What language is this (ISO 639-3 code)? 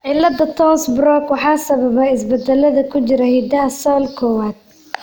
som